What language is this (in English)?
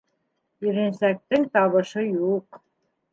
Bashkir